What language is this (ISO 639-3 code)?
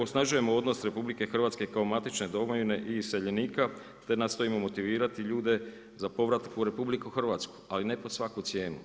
hrv